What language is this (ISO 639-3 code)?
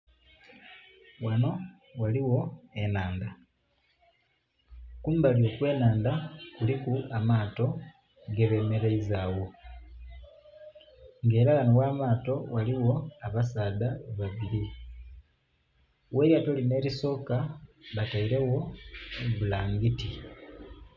xog